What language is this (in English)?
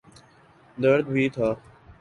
Urdu